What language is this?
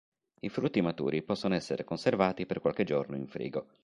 Italian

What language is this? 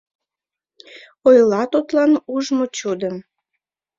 Mari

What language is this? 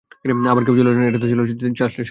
Bangla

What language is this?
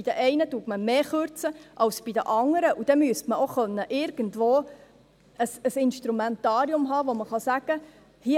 Swiss German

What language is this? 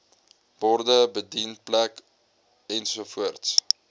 Afrikaans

